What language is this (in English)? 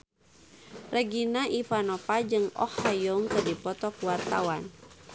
Sundanese